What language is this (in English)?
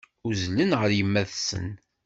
Kabyle